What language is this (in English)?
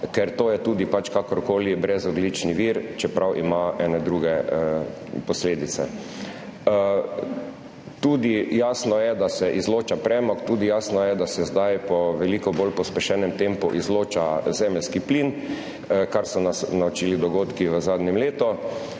Slovenian